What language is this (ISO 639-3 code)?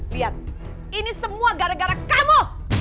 ind